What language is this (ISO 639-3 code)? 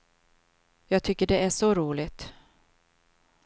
swe